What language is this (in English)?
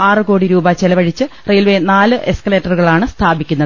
Malayalam